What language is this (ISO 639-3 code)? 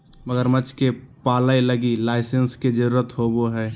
mag